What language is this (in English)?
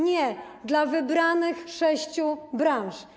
Polish